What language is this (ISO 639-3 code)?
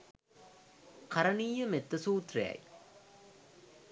sin